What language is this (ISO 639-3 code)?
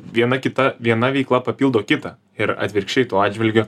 lit